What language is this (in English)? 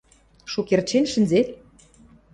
Western Mari